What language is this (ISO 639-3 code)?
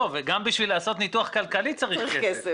heb